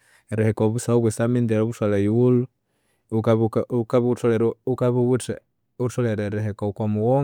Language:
Konzo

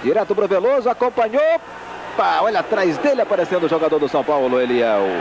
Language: Portuguese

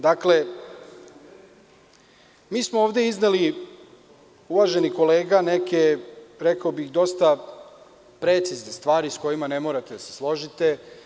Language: Serbian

